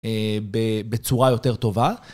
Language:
Hebrew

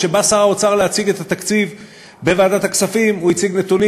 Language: Hebrew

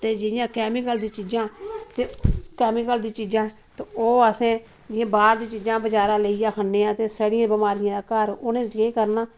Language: Dogri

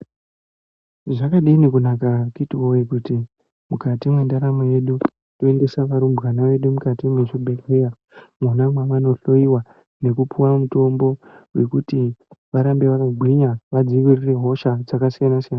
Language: Ndau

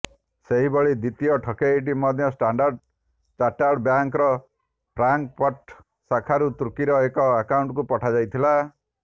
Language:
Odia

